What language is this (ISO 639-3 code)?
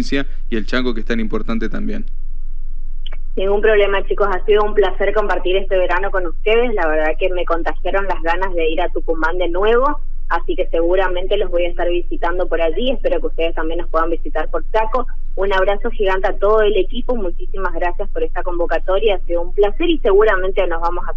spa